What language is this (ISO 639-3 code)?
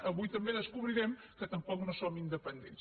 cat